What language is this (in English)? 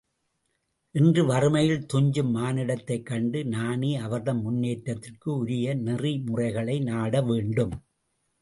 Tamil